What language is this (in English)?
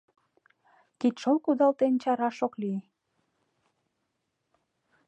Mari